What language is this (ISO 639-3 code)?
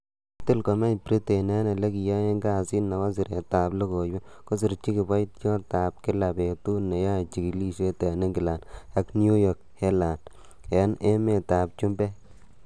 kln